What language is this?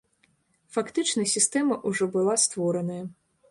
Belarusian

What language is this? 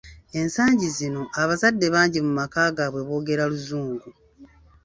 Ganda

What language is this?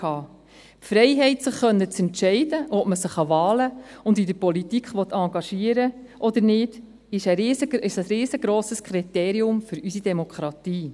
Swiss German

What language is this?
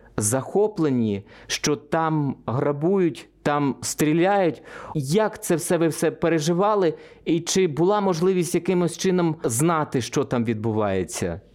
Ukrainian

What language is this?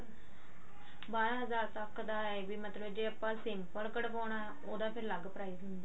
Punjabi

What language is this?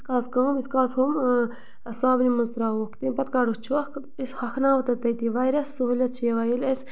Kashmiri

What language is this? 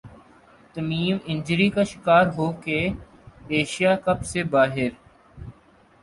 Urdu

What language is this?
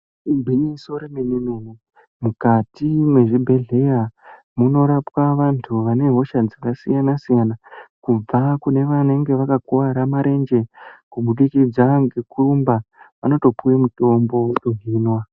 Ndau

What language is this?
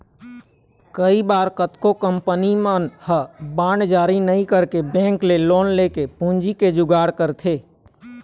Chhattisgarhi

